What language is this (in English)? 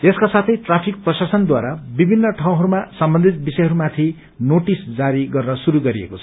Nepali